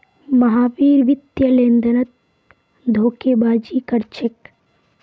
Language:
Magahi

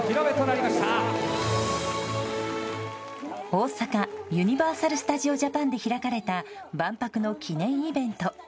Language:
Japanese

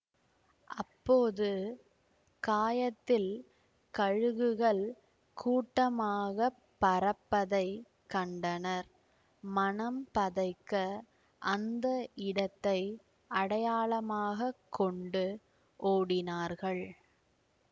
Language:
Tamil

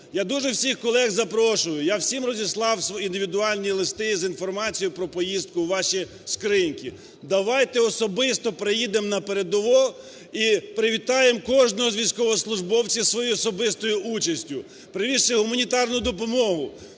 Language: Ukrainian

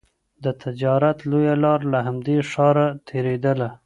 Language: Pashto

